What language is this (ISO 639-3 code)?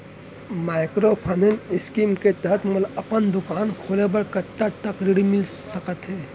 hne